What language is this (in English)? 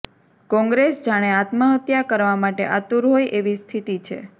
Gujarati